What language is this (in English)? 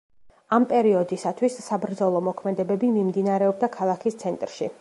Georgian